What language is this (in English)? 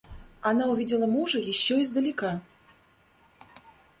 Russian